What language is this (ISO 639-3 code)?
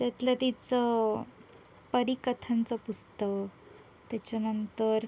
mar